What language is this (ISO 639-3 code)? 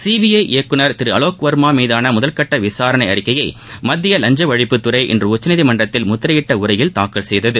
tam